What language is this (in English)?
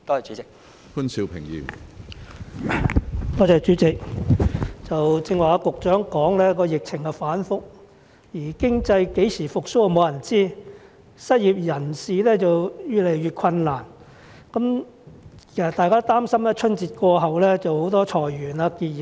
Cantonese